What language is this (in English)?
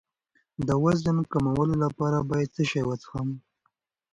Pashto